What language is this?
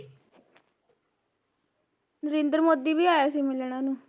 Punjabi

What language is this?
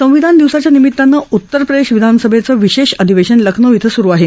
Marathi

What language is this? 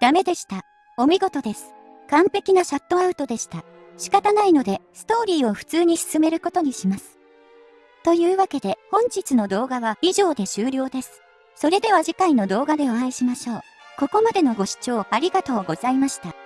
Japanese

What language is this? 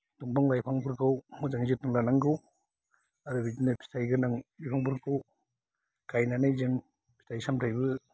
Bodo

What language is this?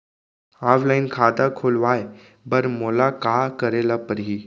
Chhattisgarhi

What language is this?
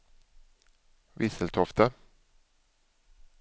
Swedish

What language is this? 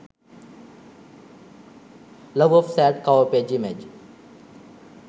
Sinhala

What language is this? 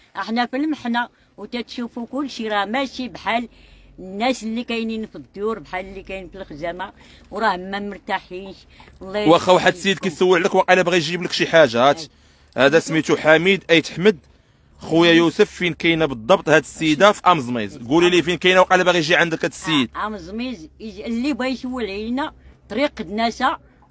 Arabic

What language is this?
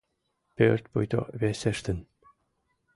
Mari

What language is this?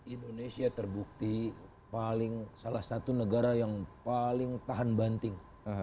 Indonesian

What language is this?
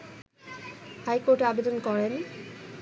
Bangla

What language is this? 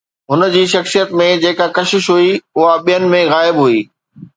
Sindhi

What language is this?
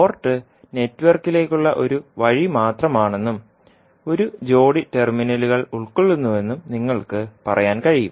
Malayalam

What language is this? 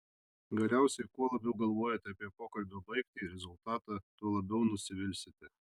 Lithuanian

